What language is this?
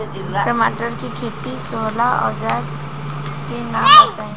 Bhojpuri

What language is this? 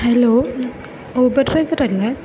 Malayalam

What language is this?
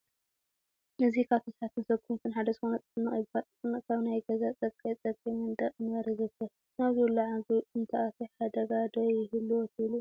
Tigrinya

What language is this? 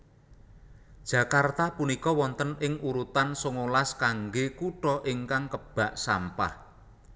Javanese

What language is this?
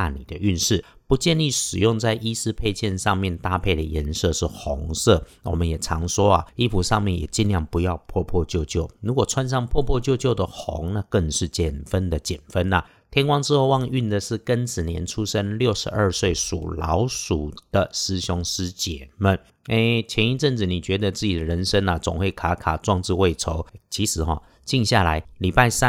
Chinese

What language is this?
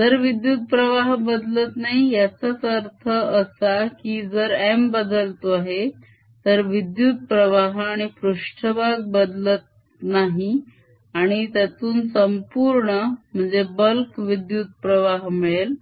Marathi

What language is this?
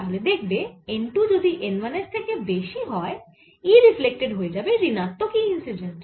Bangla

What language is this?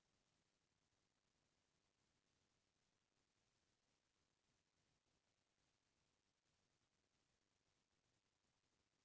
Chhattisgarhi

